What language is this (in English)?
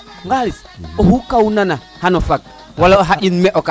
Serer